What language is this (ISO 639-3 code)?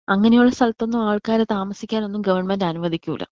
mal